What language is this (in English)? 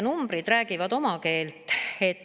Estonian